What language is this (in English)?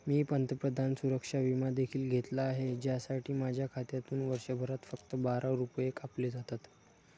Marathi